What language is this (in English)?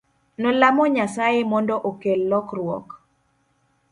Luo (Kenya and Tanzania)